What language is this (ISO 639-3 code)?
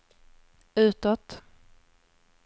swe